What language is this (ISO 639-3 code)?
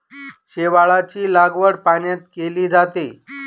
mar